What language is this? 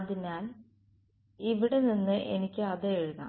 Malayalam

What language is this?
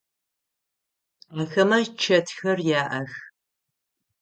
Adyghe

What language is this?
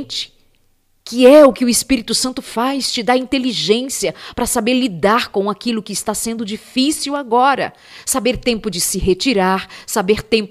Portuguese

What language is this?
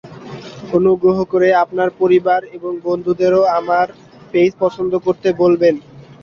Bangla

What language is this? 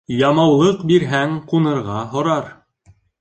Bashkir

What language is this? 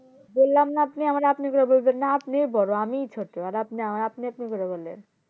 Bangla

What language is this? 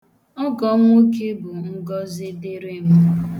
Igbo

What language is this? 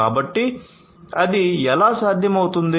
Telugu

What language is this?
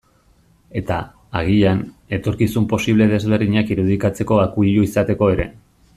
Basque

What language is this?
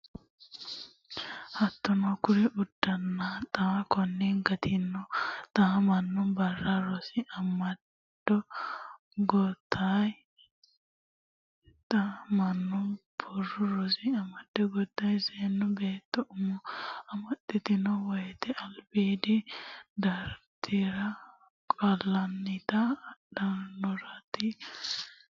Sidamo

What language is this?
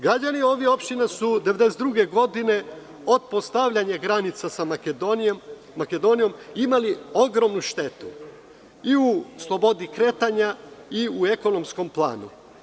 Serbian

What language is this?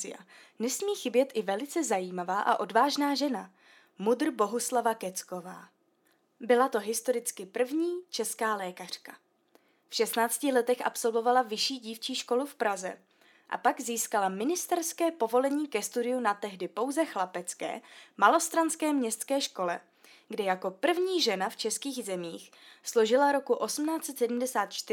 Czech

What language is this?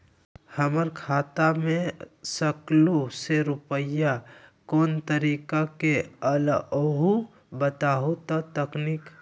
Magahi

